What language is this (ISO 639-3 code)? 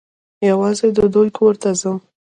pus